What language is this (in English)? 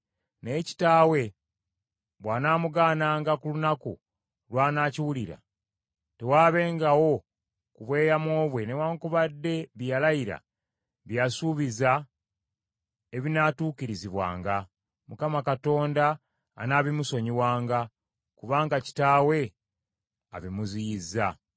Ganda